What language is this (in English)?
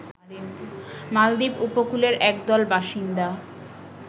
Bangla